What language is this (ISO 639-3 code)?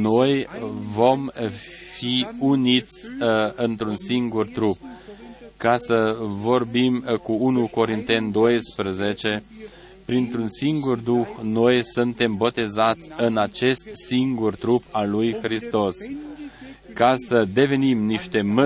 ron